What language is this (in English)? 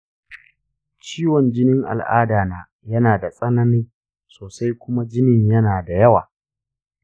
Hausa